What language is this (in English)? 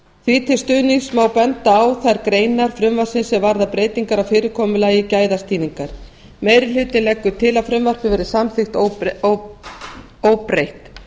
Icelandic